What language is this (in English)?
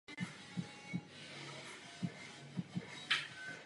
Czech